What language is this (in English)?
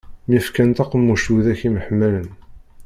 Kabyle